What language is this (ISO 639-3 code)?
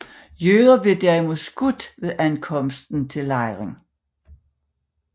dan